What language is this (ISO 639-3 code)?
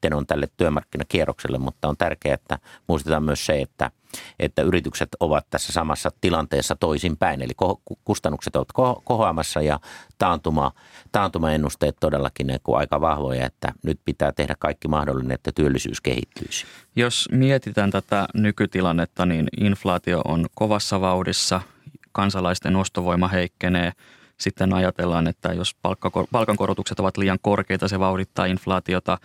fin